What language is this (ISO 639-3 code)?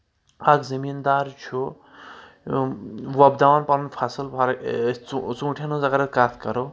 kas